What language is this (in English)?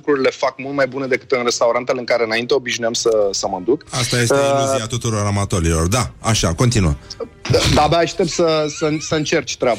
Romanian